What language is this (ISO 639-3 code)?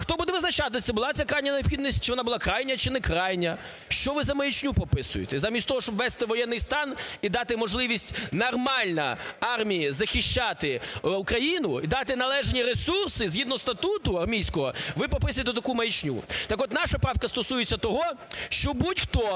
ukr